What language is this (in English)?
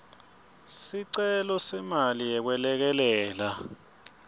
Swati